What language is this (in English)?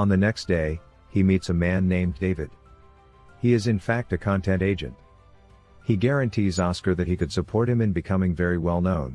English